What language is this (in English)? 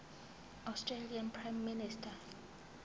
Zulu